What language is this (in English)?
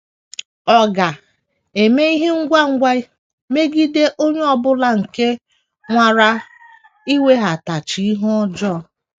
Igbo